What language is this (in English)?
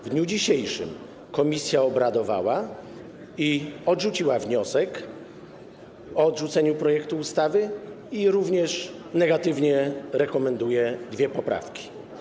Polish